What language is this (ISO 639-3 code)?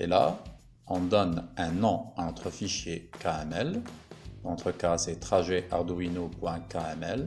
fra